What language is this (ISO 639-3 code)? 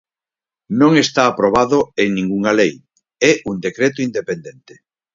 glg